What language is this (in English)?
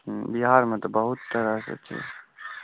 Maithili